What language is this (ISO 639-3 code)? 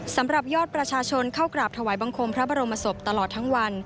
tha